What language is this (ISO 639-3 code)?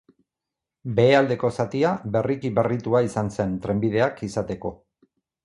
eus